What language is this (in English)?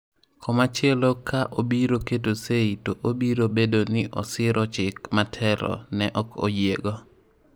Luo (Kenya and Tanzania)